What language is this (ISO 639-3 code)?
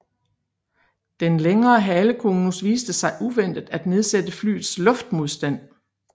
dan